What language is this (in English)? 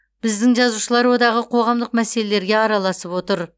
Kazakh